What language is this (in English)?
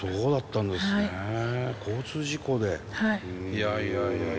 Japanese